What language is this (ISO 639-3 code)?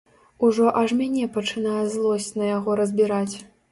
bel